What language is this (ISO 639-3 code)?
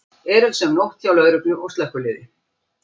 isl